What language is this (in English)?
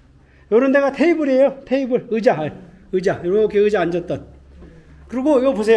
Korean